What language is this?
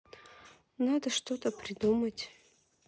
Russian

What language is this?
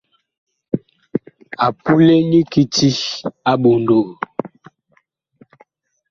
Bakoko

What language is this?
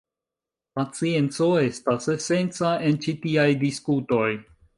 Esperanto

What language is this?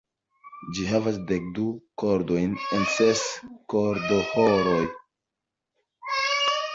Esperanto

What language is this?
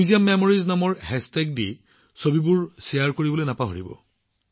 Assamese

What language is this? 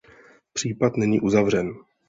Czech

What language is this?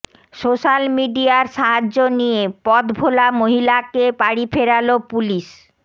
Bangla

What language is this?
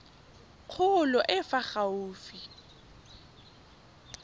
Tswana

